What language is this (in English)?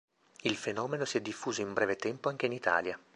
Italian